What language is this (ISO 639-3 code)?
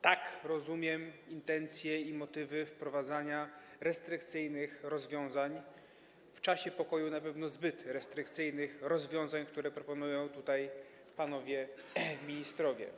pol